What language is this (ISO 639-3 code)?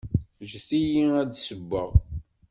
kab